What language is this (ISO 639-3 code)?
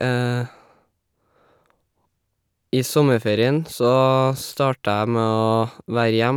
nor